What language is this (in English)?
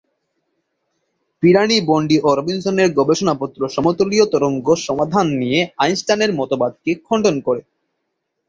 Bangla